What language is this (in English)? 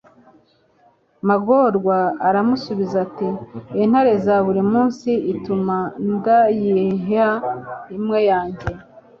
Kinyarwanda